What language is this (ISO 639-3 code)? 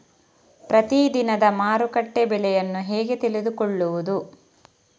kan